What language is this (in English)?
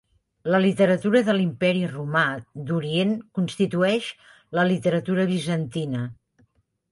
Catalan